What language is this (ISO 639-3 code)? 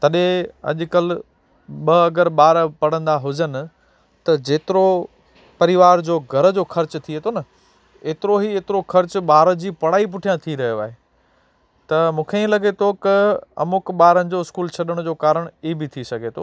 snd